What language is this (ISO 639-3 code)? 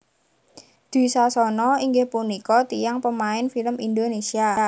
jav